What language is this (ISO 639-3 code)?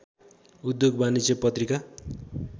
nep